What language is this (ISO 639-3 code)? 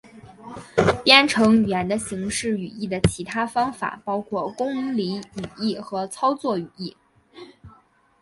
zho